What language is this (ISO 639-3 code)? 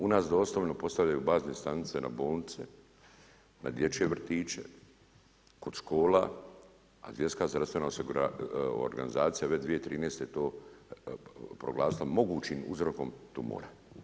hrv